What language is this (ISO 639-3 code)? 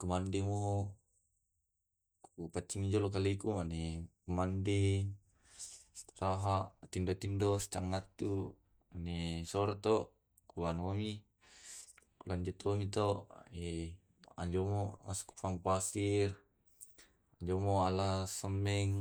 rob